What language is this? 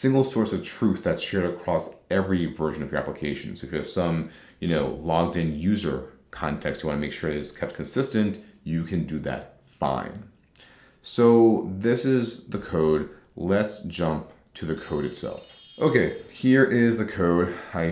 English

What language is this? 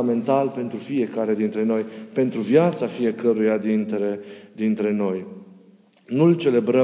Romanian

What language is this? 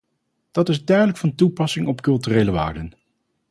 Dutch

